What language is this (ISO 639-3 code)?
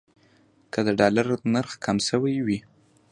pus